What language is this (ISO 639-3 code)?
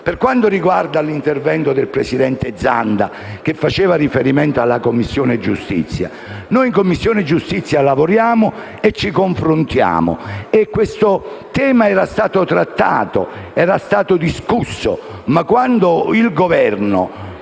ita